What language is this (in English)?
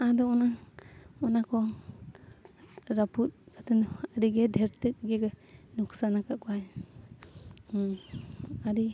Santali